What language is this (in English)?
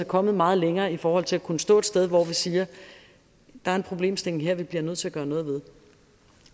Danish